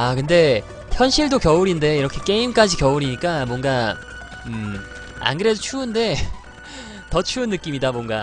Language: Korean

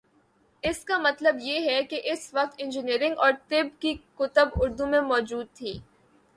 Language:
Urdu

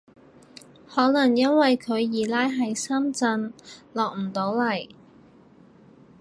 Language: Cantonese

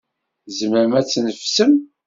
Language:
Kabyle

